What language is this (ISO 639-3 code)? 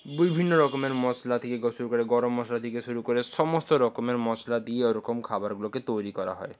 ben